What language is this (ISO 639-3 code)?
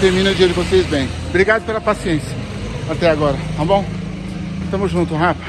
por